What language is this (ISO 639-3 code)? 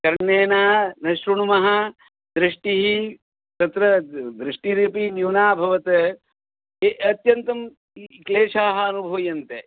san